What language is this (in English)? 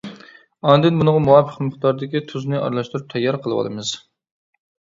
Uyghur